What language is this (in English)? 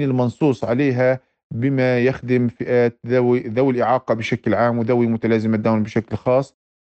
Arabic